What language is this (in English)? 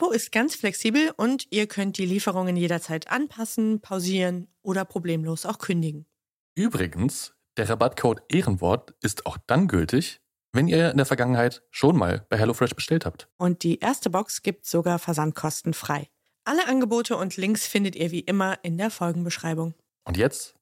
German